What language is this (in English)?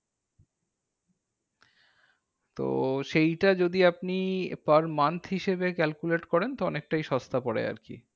Bangla